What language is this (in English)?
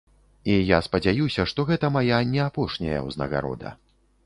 Belarusian